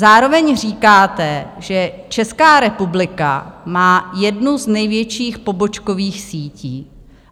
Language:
Czech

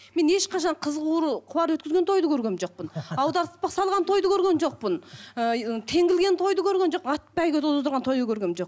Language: Kazakh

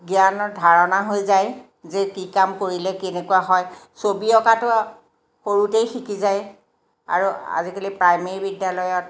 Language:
Assamese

